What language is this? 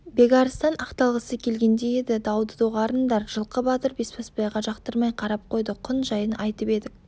Kazakh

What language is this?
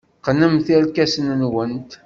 Kabyle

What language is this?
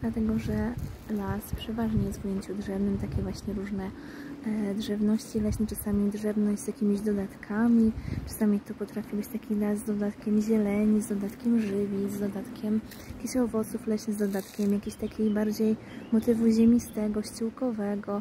Polish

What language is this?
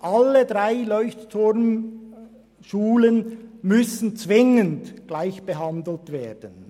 Swiss German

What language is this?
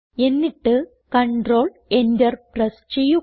Malayalam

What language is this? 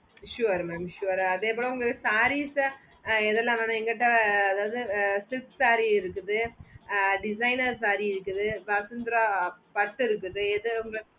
Tamil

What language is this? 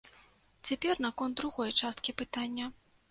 Belarusian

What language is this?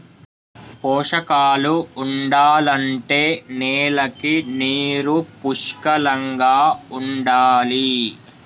Telugu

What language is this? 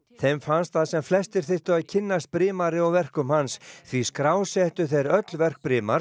Icelandic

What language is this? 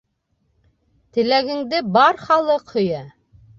Bashkir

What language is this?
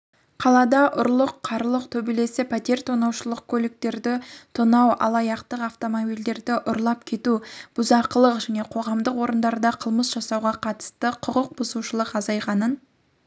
Kazakh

